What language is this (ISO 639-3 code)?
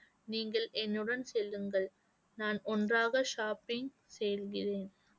tam